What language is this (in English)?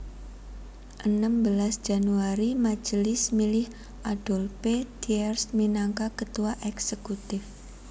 Javanese